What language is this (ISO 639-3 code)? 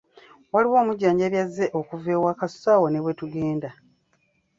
lug